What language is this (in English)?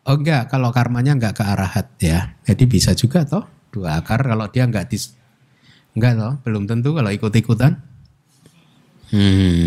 Indonesian